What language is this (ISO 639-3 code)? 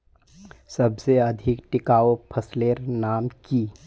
mag